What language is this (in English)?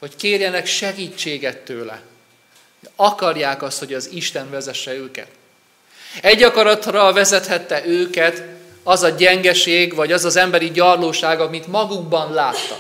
Hungarian